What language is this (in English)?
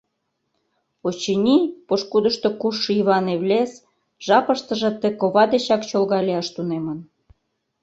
Mari